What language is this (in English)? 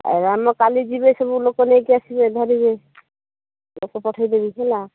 Odia